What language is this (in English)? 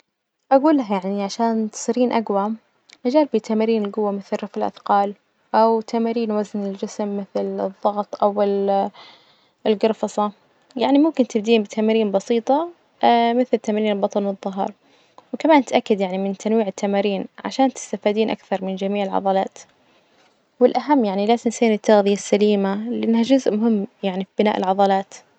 Najdi Arabic